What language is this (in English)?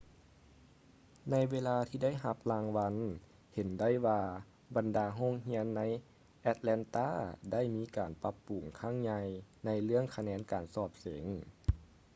Lao